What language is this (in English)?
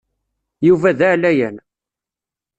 Kabyle